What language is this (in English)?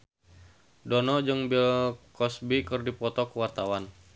Sundanese